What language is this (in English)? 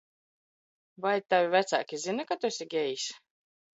Latvian